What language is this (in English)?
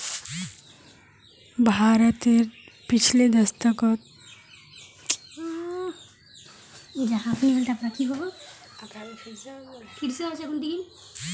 Magahi